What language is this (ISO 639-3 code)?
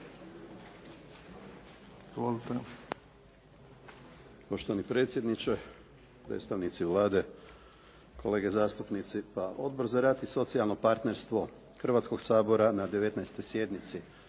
hrv